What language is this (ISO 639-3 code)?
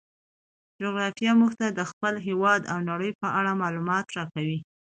pus